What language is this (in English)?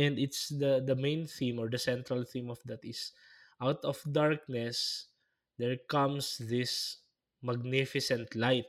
Filipino